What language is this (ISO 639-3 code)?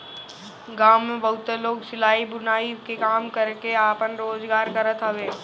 bho